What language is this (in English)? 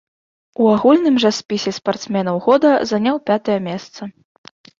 Belarusian